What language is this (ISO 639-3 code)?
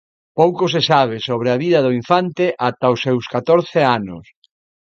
glg